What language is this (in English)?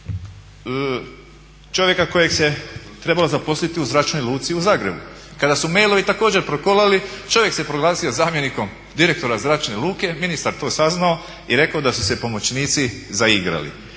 Croatian